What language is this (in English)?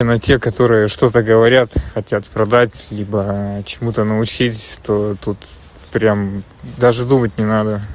Russian